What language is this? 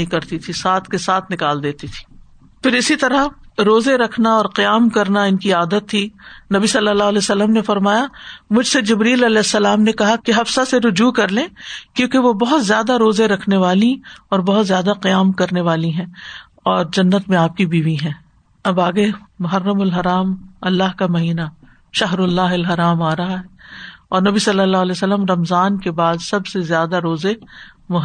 Urdu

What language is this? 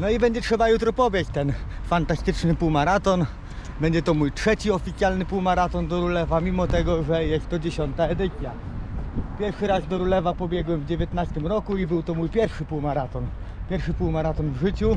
Polish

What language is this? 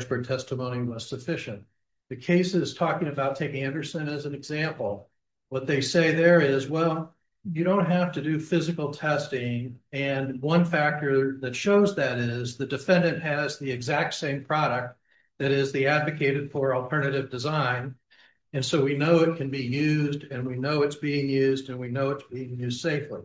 English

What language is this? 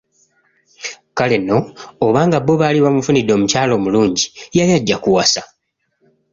Ganda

